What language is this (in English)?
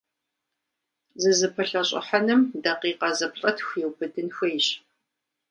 Kabardian